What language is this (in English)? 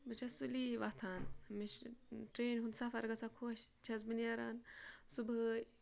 Kashmiri